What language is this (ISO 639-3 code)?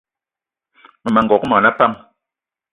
eto